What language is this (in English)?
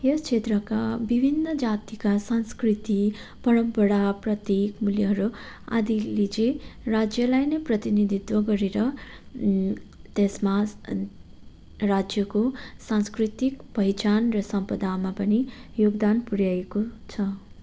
Nepali